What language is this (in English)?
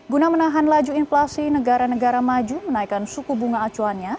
Indonesian